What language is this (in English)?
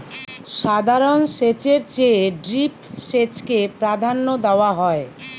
Bangla